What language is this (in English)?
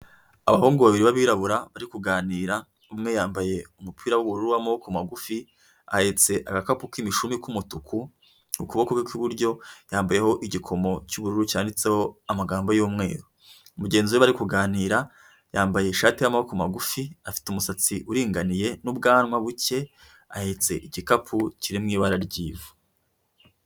Kinyarwanda